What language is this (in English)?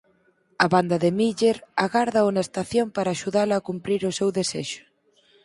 Galician